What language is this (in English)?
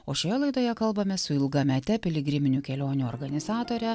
Lithuanian